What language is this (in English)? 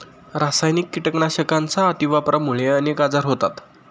Marathi